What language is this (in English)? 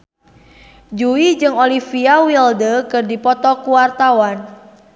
Sundanese